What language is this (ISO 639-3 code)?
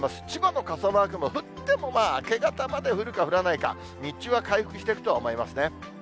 jpn